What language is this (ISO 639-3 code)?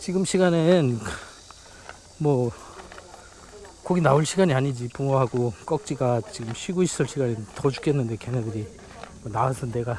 kor